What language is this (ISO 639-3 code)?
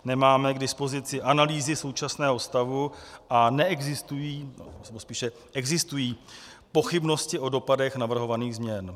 ces